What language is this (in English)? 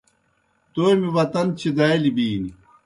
Kohistani Shina